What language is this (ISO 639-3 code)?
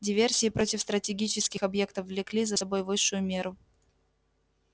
rus